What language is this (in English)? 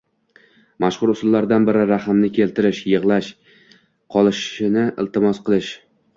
Uzbek